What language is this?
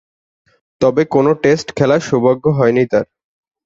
Bangla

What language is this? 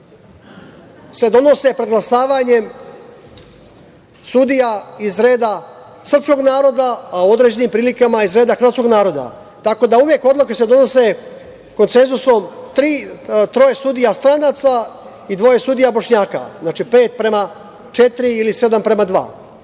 Serbian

